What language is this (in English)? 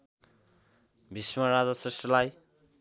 Nepali